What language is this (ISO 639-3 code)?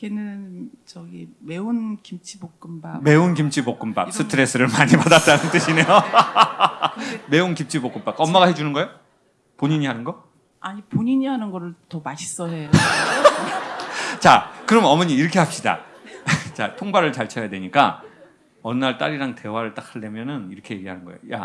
kor